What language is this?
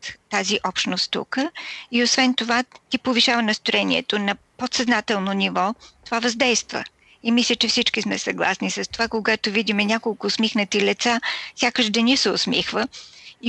Bulgarian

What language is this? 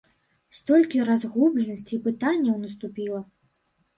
Belarusian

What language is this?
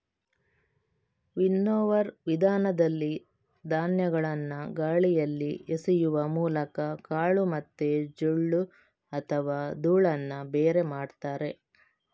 Kannada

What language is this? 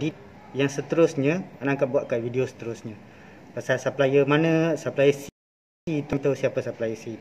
Malay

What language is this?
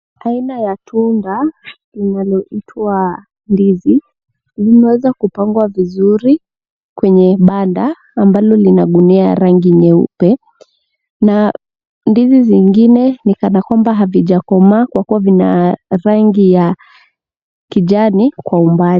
Swahili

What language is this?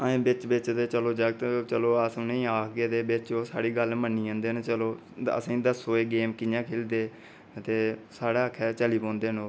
Dogri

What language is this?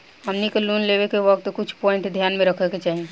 Bhojpuri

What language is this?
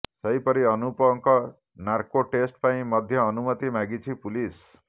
Odia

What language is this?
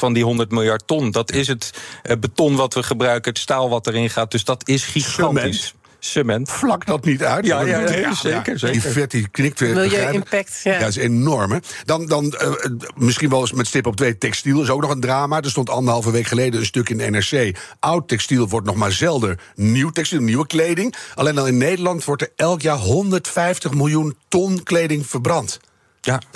Dutch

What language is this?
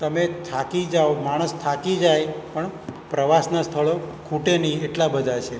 Gujarati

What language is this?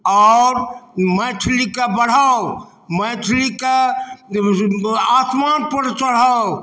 Maithili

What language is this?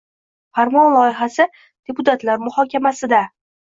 Uzbek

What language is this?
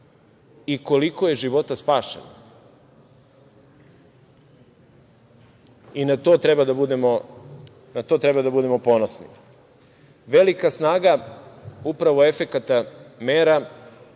Serbian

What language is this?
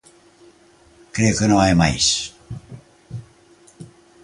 Galician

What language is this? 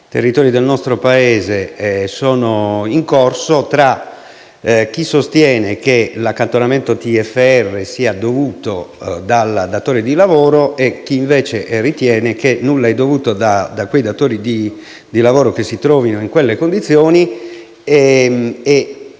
Italian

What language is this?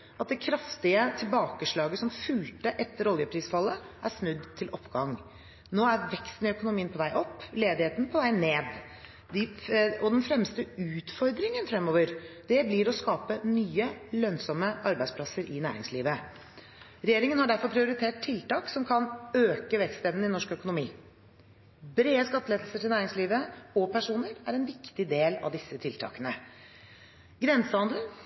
Norwegian Bokmål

